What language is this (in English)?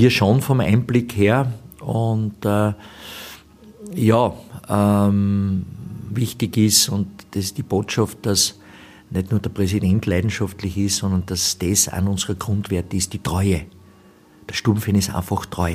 German